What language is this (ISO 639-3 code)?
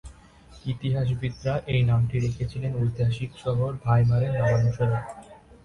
ben